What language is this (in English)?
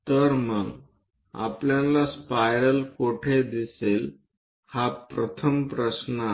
Marathi